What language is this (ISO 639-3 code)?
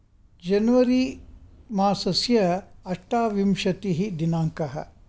san